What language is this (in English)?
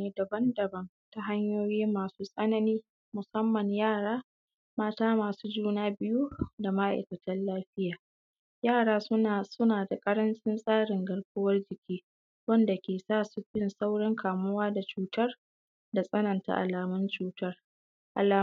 Hausa